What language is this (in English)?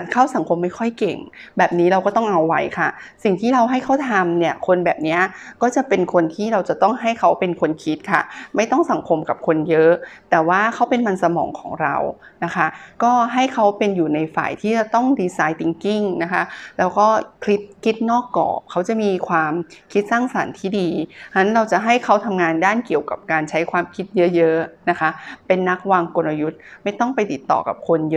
Thai